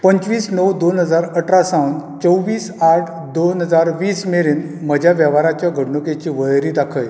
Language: Konkani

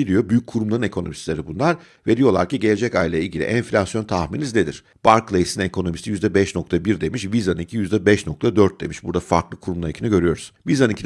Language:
Turkish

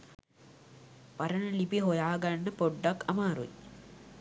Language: Sinhala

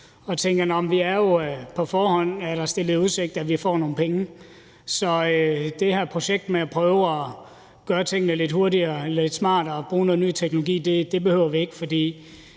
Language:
Danish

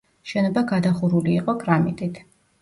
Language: Georgian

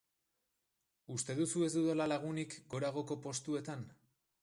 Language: Basque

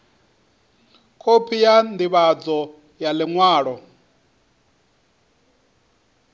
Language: Venda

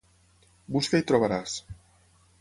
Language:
Catalan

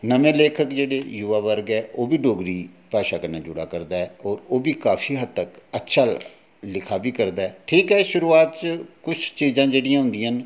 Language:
Dogri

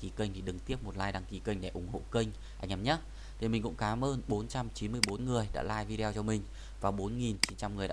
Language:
Vietnamese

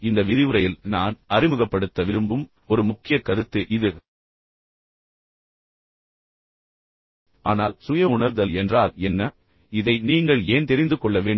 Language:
Tamil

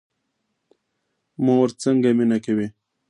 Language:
Pashto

